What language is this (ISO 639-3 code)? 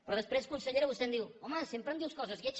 cat